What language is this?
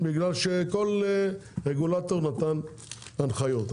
Hebrew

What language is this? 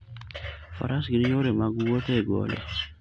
Luo (Kenya and Tanzania)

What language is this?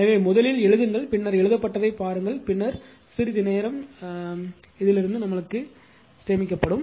Tamil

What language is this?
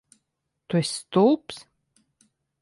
Latvian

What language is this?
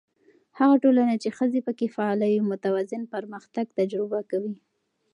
Pashto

